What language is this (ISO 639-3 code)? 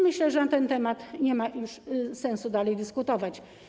pol